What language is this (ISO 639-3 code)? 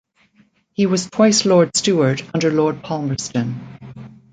eng